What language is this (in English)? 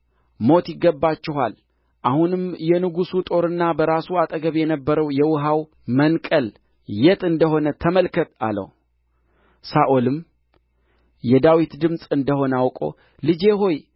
Amharic